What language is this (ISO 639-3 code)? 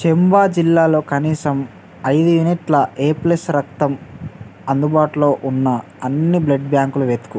tel